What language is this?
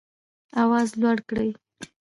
Pashto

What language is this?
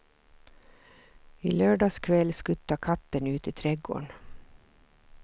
Swedish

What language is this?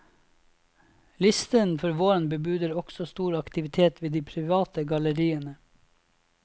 Norwegian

